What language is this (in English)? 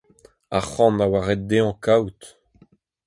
Breton